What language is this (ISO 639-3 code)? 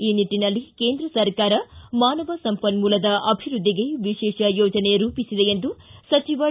kan